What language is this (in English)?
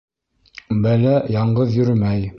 Bashkir